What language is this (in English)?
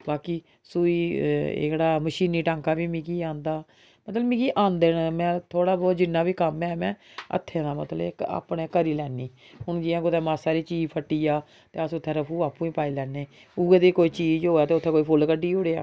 Dogri